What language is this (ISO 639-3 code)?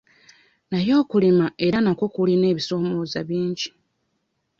lug